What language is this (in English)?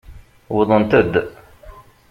Kabyle